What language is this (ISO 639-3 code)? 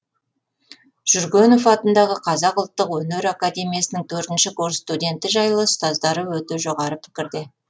kaz